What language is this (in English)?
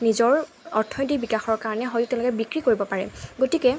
Assamese